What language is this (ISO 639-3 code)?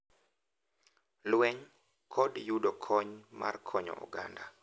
luo